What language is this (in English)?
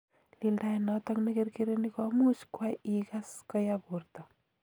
Kalenjin